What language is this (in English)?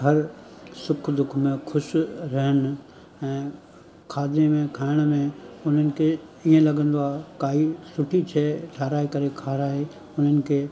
Sindhi